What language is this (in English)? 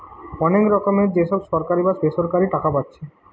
Bangla